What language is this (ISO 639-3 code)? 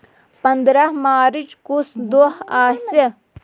kas